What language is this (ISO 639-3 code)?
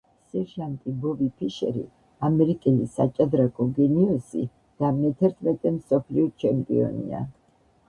kat